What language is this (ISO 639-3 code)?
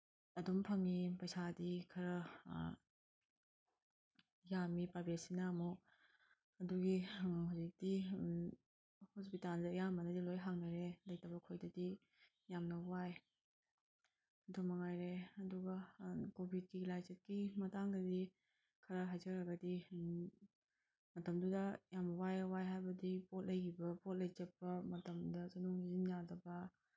mni